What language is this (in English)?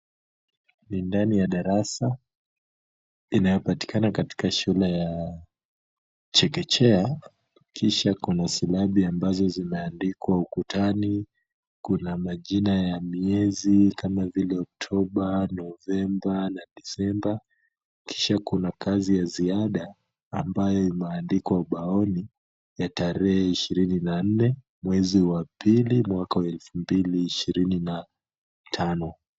Swahili